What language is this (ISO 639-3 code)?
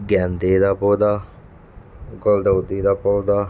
pan